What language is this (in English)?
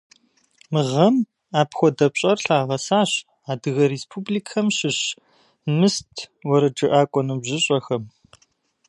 Kabardian